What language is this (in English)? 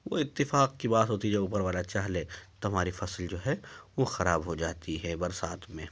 Urdu